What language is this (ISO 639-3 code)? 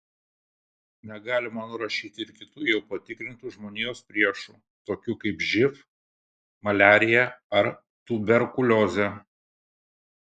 lit